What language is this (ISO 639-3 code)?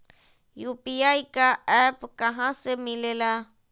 mag